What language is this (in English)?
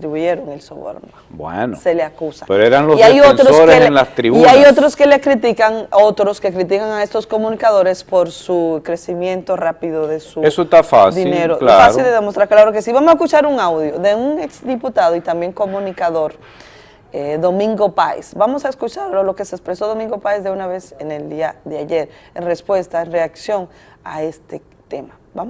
Spanish